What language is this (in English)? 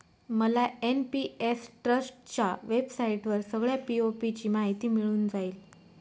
Marathi